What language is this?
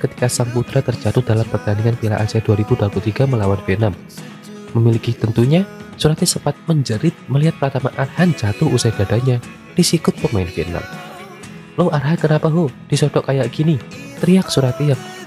Indonesian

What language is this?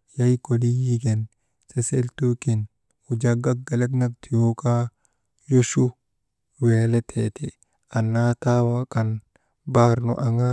Maba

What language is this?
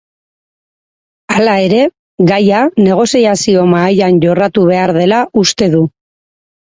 Basque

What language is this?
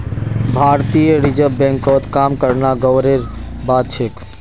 Magahi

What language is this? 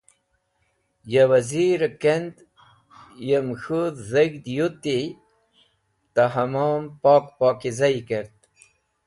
Wakhi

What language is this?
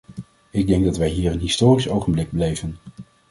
Dutch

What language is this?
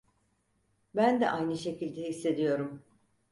Turkish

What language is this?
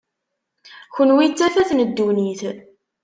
Kabyle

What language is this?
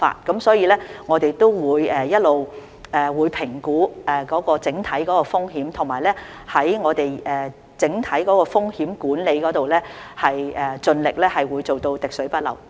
Cantonese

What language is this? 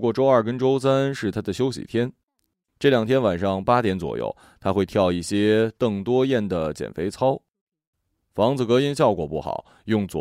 Chinese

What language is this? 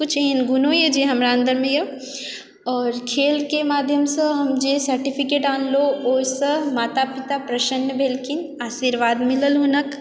Maithili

